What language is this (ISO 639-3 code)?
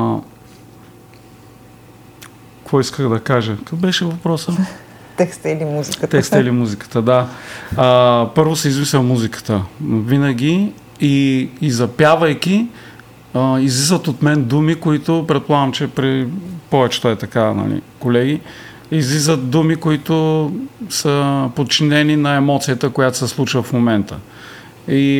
bul